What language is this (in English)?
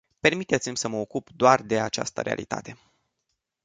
Romanian